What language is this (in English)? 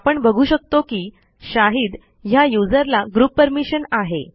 Marathi